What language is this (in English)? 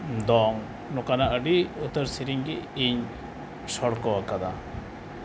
Santali